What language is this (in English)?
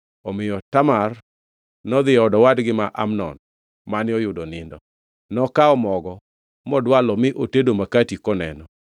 Luo (Kenya and Tanzania)